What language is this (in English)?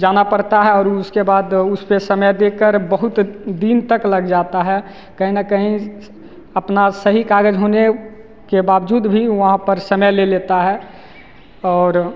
Hindi